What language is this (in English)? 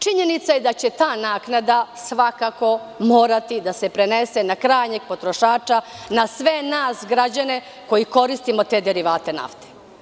Serbian